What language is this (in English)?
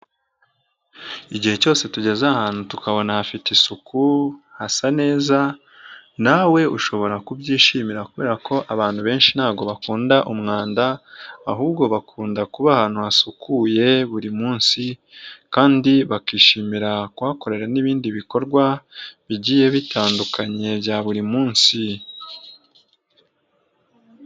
Kinyarwanda